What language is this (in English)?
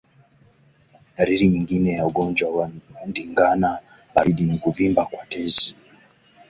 Swahili